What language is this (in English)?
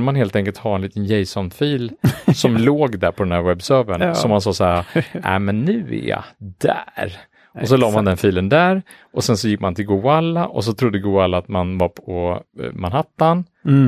Swedish